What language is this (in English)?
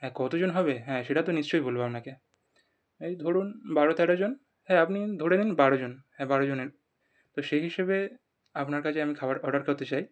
Bangla